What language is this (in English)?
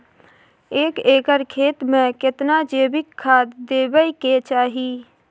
Maithili